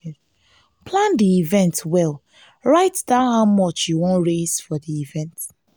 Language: Nigerian Pidgin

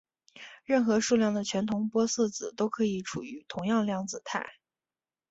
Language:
Chinese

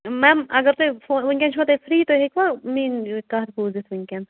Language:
Kashmiri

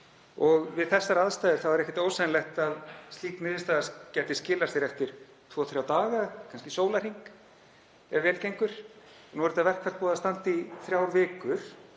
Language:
Icelandic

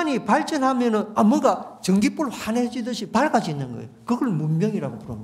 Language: Korean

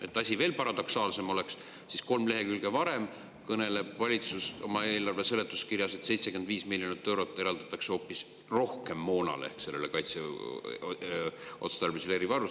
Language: Estonian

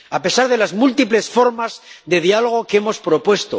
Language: Spanish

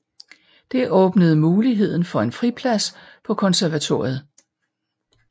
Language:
Danish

